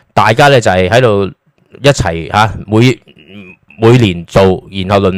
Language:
Chinese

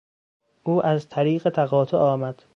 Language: Persian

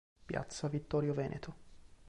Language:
Italian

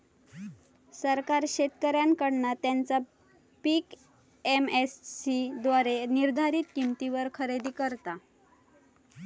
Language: Marathi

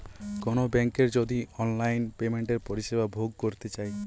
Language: Bangla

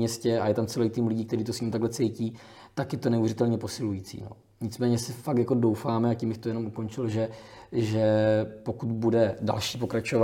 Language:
Czech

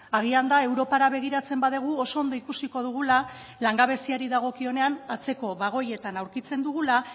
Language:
Basque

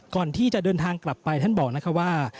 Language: Thai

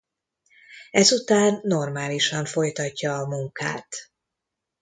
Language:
Hungarian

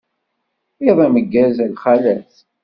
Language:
Kabyle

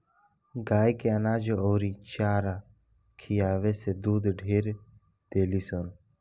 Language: Bhojpuri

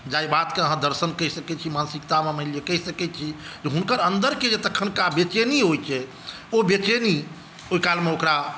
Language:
Maithili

